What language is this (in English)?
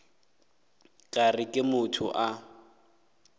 Northern Sotho